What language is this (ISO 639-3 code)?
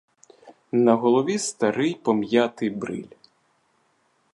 ukr